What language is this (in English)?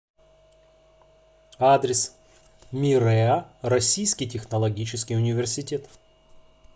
Russian